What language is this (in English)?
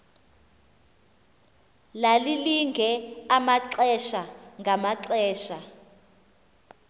Xhosa